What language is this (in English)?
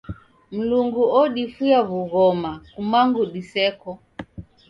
Taita